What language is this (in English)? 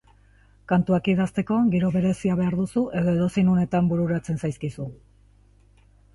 Basque